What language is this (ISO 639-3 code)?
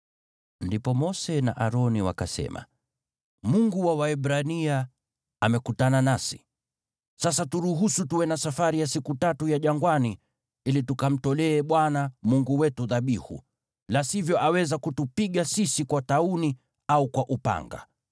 swa